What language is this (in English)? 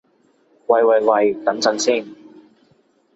Cantonese